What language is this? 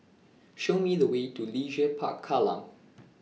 English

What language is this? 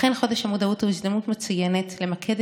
Hebrew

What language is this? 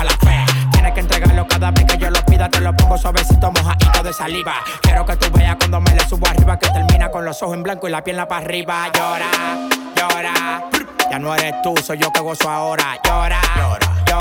Spanish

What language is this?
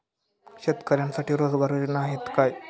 Marathi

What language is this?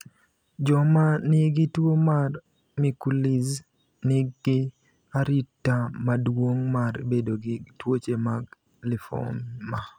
Luo (Kenya and Tanzania)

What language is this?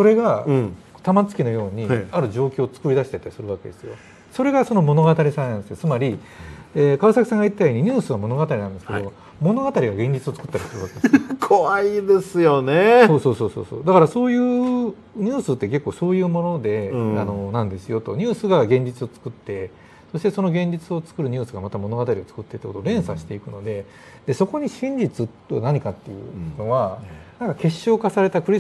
Japanese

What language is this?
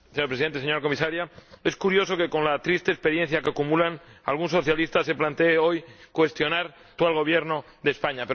Spanish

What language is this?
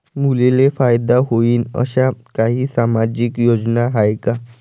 Marathi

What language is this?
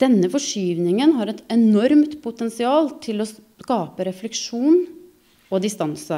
Norwegian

